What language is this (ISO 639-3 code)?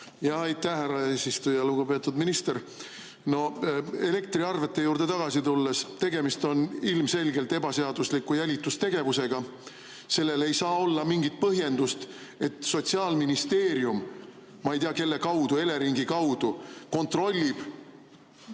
est